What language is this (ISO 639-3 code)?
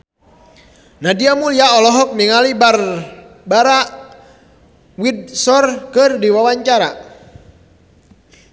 sun